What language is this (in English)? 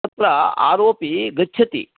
Sanskrit